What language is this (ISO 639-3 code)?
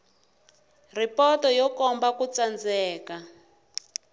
tso